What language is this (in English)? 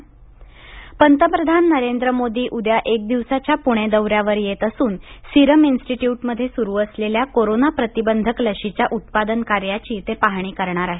Marathi